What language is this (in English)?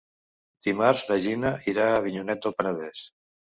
Catalan